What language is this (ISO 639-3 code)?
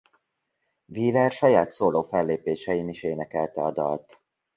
hun